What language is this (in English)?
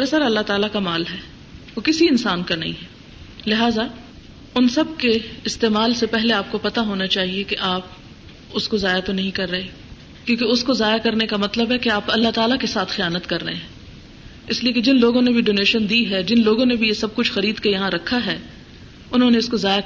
Urdu